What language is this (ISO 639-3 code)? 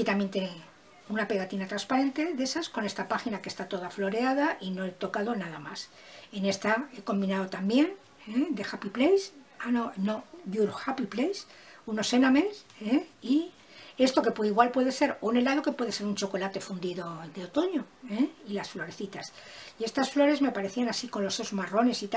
spa